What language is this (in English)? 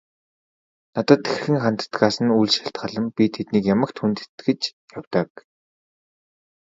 Mongolian